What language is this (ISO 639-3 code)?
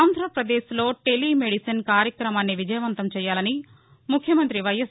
tel